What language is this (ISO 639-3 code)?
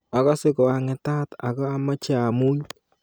kln